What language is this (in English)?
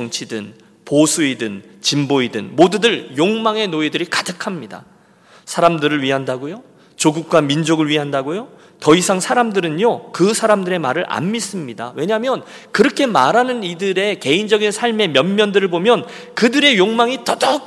Korean